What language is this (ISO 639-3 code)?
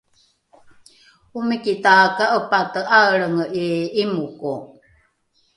dru